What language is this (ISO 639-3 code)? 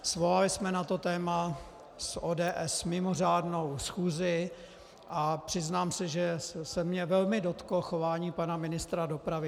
ces